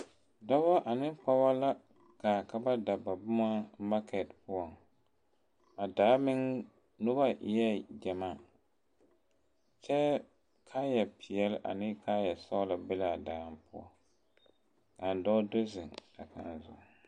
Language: Southern Dagaare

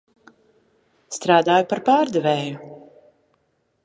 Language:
Latvian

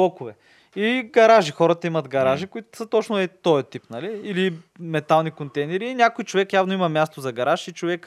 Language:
Bulgarian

